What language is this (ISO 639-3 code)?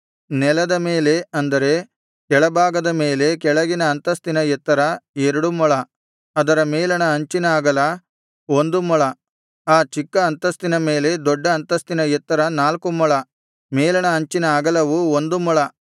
kan